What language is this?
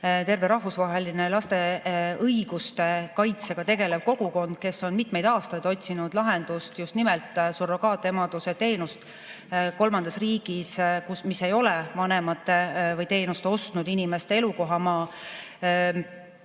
Estonian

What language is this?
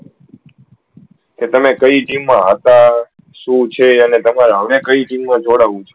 Gujarati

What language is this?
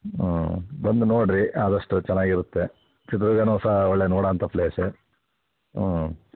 Kannada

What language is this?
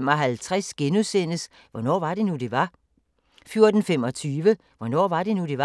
Danish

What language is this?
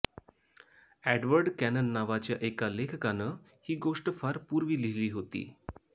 Marathi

